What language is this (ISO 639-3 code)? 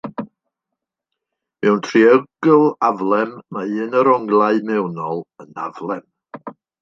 cym